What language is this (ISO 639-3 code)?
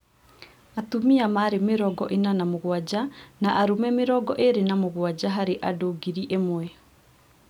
kik